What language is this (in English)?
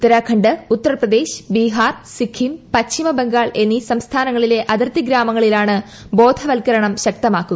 Malayalam